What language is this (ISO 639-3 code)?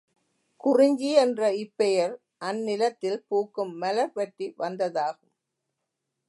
tam